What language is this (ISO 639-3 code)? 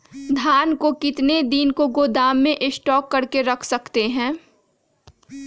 mag